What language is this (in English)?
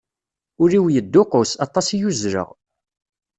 Kabyle